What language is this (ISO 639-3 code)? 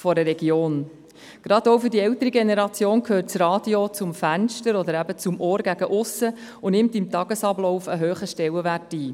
gsw